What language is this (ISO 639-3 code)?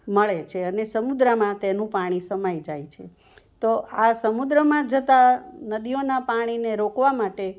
guj